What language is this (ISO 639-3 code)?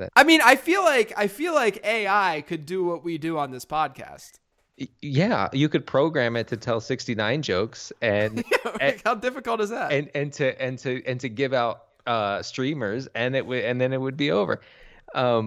eng